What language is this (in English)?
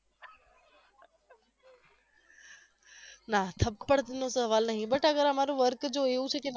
Gujarati